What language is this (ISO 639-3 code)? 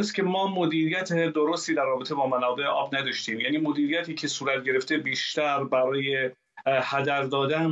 fas